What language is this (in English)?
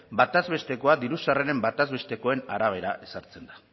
Basque